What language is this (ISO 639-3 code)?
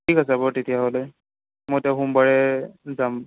asm